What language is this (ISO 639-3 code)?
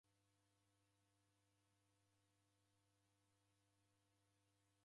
dav